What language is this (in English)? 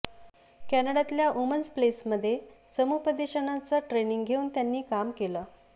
Marathi